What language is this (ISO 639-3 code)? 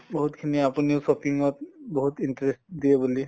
asm